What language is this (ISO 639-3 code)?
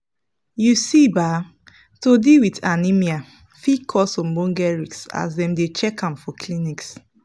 pcm